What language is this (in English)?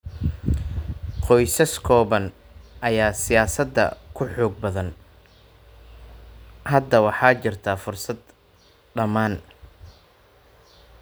Somali